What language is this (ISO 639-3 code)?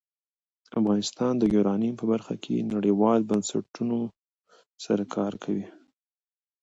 pus